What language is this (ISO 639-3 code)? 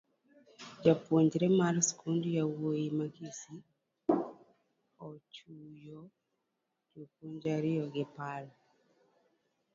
luo